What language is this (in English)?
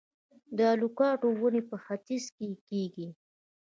Pashto